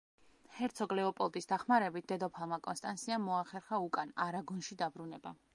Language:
Georgian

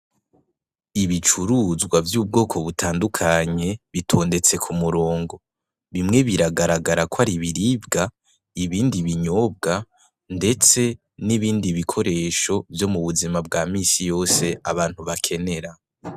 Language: Rundi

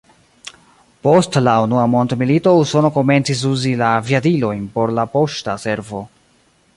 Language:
Esperanto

